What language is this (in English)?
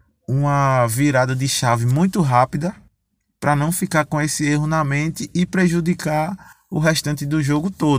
Portuguese